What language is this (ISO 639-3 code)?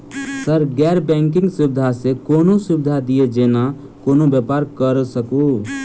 mai